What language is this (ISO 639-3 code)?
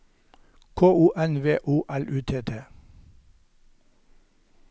nor